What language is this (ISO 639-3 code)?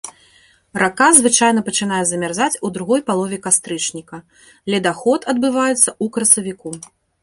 bel